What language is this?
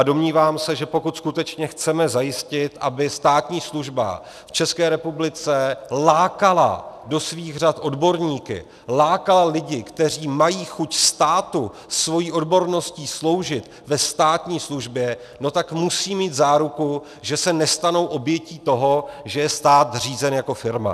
Czech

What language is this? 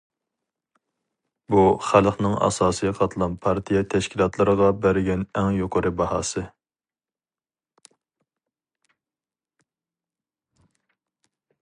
Uyghur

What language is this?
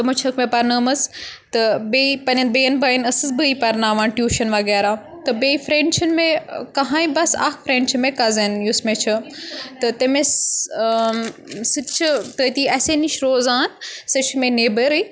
Kashmiri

